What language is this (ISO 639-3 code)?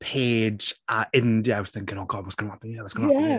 cym